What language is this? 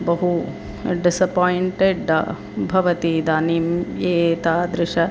Sanskrit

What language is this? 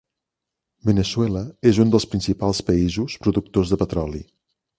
Catalan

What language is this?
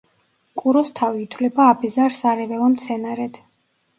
Georgian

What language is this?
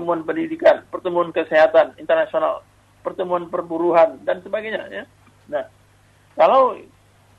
Indonesian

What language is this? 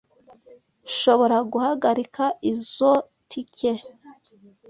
Kinyarwanda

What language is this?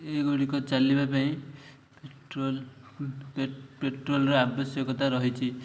Odia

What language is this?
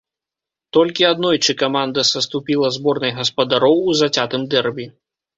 Belarusian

